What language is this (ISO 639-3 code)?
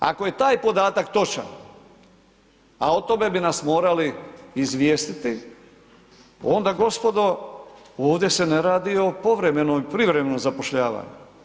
hrv